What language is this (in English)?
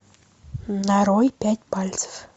Russian